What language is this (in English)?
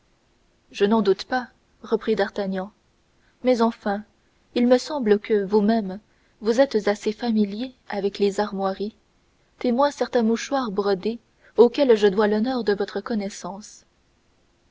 French